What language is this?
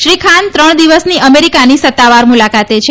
Gujarati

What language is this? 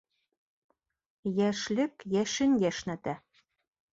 Bashkir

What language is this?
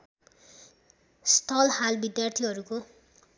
Nepali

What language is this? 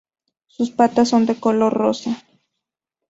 Spanish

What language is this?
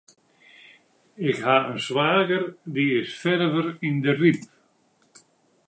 Western Frisian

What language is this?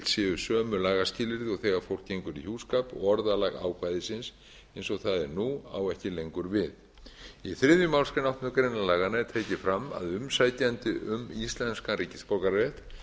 Icelandic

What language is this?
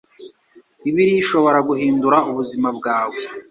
Kinyarwanda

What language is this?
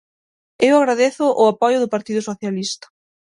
Galician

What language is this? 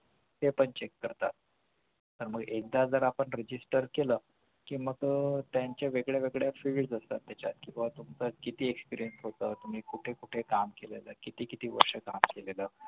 Marathi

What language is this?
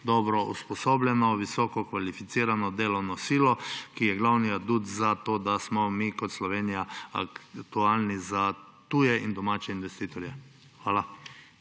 Slovenian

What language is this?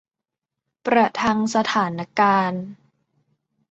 Thai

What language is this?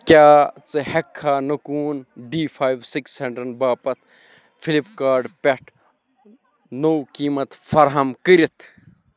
Kashmiri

